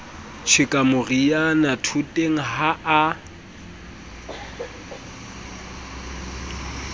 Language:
Southern Sotho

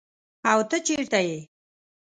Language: Pashto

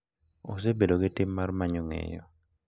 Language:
Luo (Kenya and Tanzania)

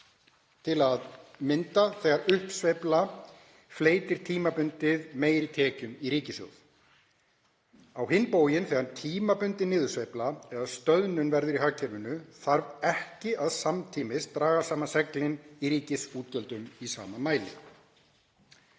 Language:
Icelandic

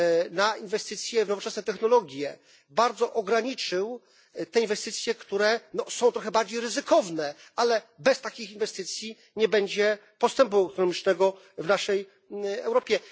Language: Polish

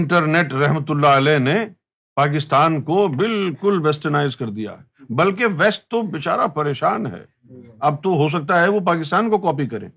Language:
Urdu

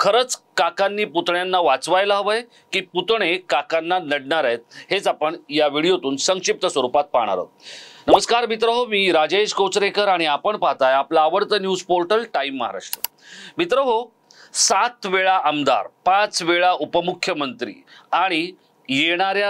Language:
Hindi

